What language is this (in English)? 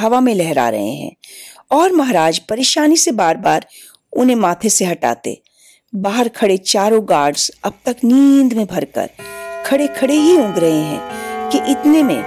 Hindi